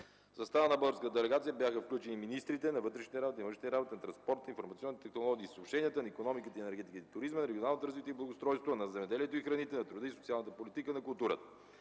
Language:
Bulgarian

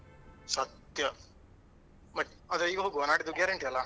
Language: Kannada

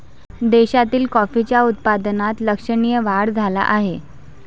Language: Marathi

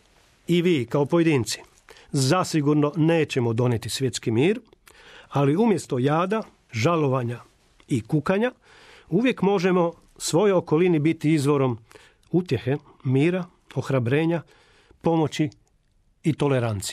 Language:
Croatian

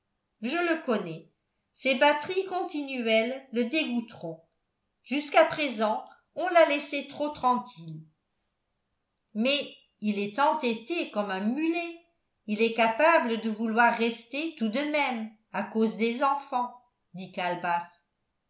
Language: French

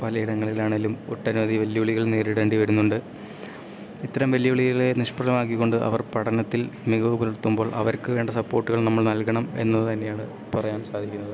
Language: Malayalam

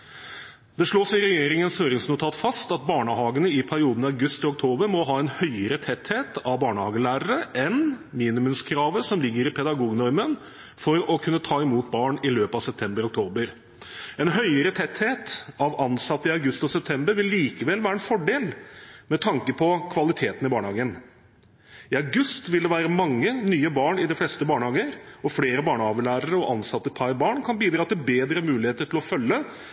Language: Norwegian Bokmål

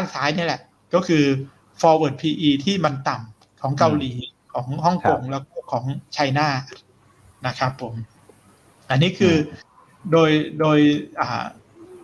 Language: Thai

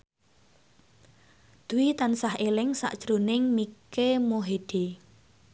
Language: Javanese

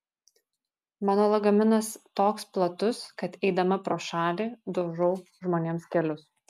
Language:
Lithuanian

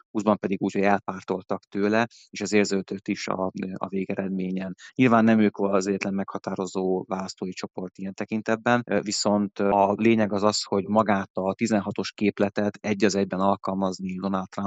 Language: Hungarian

